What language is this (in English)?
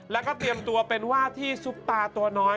Thai